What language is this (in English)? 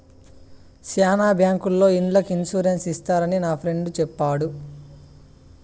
Telugu